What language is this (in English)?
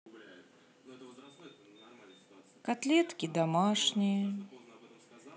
Russian